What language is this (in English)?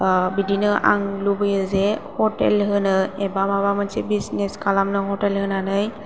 Bodo